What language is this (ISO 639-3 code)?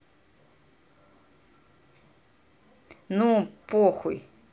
rus